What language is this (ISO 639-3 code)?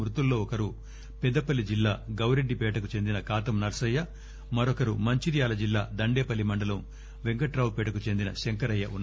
tel